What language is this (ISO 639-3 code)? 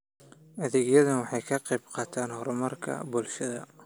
som